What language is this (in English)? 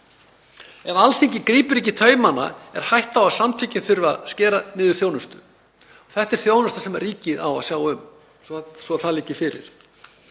Icelandic